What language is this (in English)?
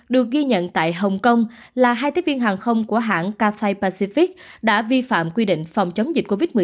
Vietnamese